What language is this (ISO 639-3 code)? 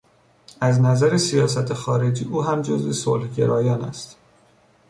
fas